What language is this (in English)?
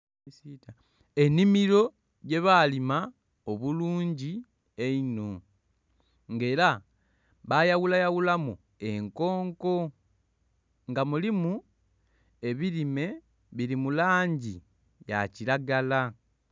Soga